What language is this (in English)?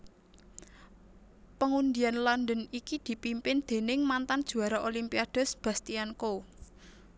Javanese